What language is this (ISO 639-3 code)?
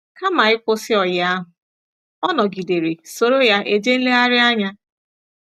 ibo